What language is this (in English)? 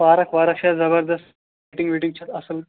Kashmiri